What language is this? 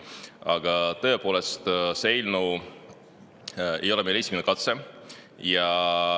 Estonian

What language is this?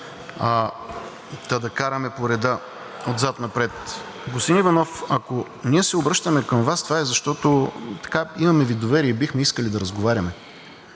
Bulgarian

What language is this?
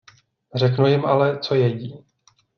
Czech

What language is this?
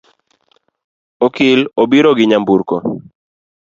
Luo (Kenya and Tanzania)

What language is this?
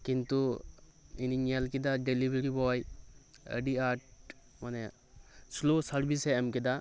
Santali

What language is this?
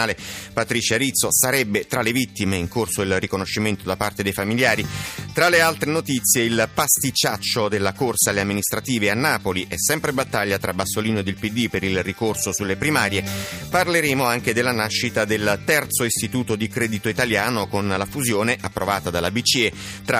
Italian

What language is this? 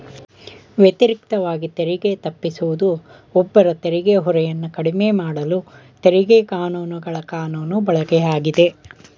Kannada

